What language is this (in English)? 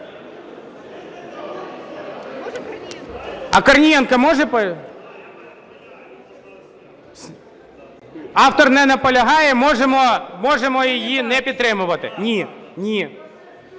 Ukrainian